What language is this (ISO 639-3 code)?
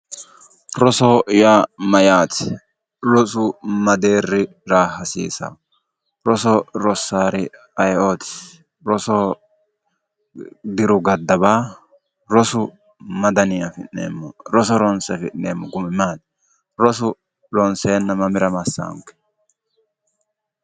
sid